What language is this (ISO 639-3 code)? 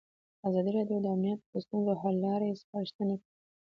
pus